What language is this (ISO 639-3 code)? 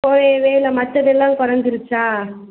tam